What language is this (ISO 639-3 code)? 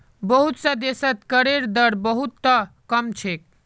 mag